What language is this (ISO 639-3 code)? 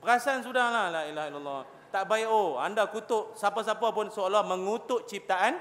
msa